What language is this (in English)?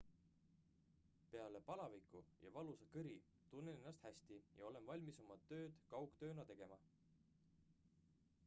Estonian